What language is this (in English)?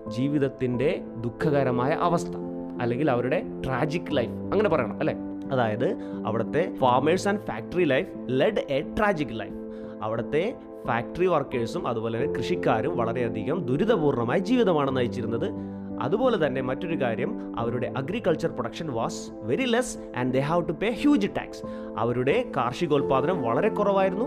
Malayalam